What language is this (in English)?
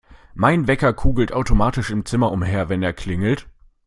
German